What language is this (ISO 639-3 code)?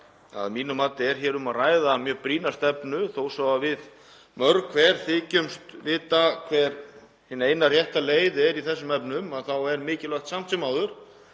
isl